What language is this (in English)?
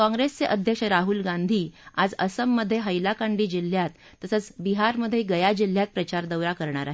Marathi